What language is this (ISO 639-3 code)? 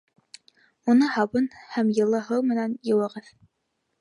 bak